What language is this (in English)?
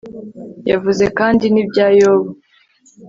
Kinyarwanda